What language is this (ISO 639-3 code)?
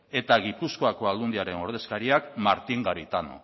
eus